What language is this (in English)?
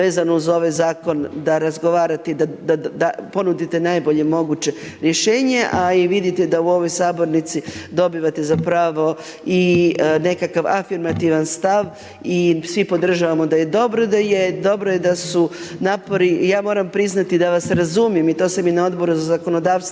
Croatian